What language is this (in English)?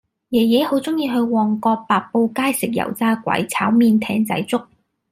Cantonese